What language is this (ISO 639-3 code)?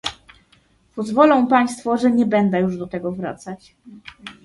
pol